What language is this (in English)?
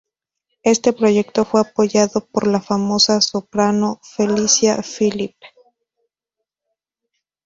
Spanish